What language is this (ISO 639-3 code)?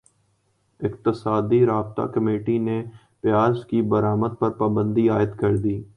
urd